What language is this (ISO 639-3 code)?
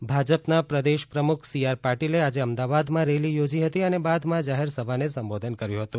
guj